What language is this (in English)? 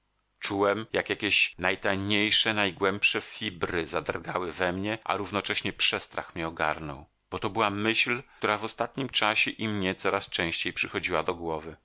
Polish